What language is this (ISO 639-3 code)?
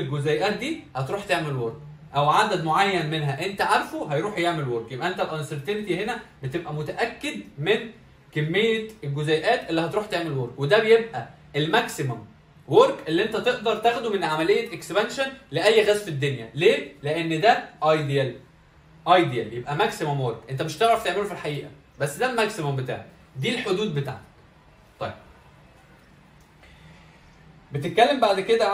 ara